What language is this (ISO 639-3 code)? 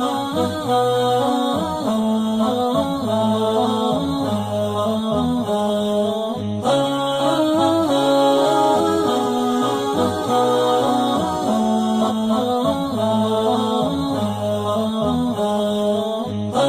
tur